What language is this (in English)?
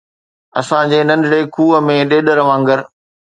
Sindhi